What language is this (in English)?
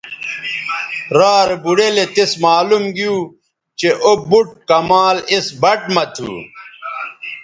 Bateri